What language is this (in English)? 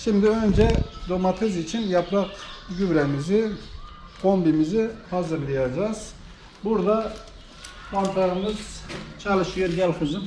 Turkish